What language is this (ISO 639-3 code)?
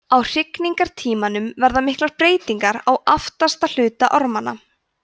isl